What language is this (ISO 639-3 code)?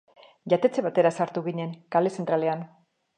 eus